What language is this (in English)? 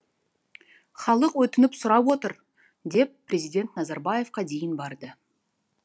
Kazakh